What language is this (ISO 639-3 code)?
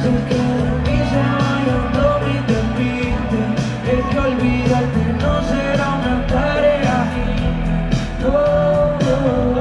ron